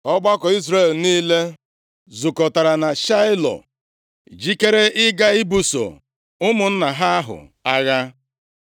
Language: Igbo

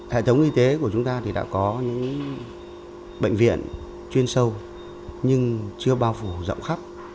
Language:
Vietnamese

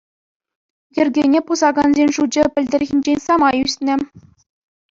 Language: Chuvash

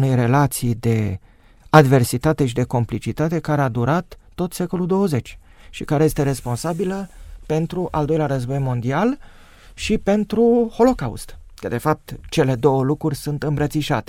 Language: Romanian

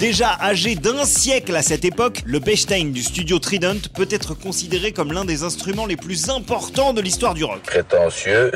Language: French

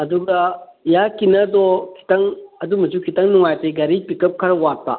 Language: Manipuri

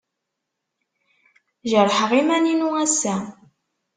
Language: Kabyle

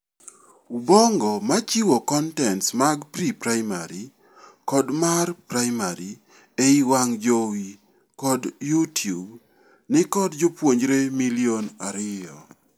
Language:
Luo (Kenya and Tanzania)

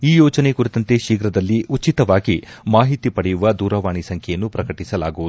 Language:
Kannada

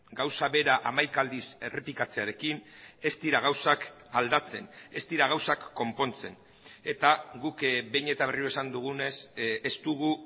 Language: Basque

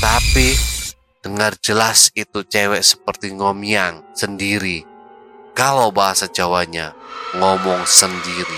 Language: Indonesian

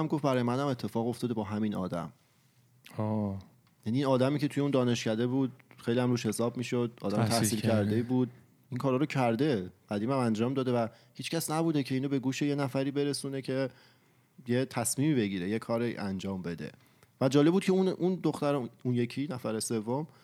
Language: Persian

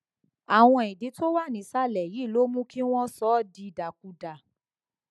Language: Yoruba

